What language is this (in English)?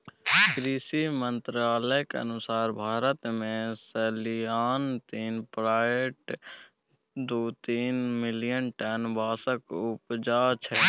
Maithili